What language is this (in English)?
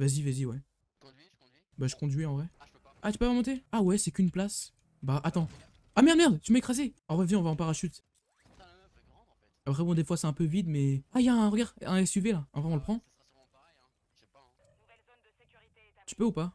French